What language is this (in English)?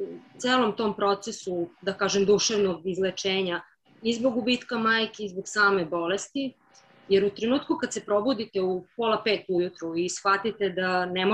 Croatian